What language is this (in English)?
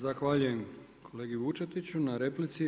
Croatian